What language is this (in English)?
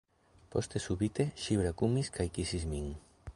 Esperanto